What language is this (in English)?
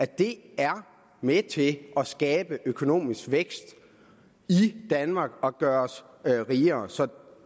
Danish